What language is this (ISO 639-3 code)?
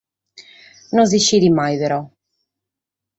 srd